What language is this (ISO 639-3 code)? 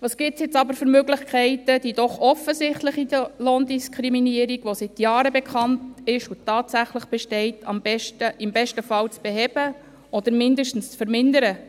gsw